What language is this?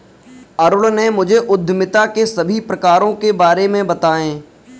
Hindi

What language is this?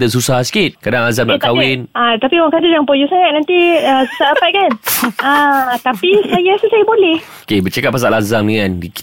Malay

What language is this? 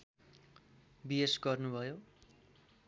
Nepali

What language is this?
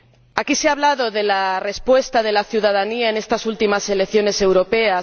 Spanish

